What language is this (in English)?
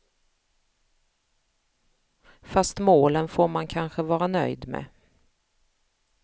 Swedish